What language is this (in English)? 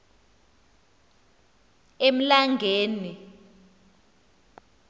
Xhosa